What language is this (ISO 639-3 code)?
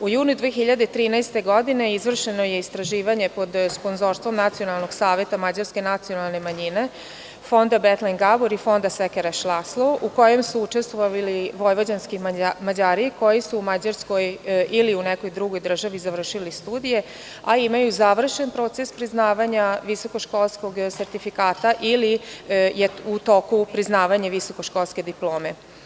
srp